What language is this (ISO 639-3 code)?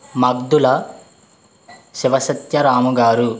tel